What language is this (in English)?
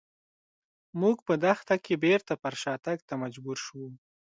Pashto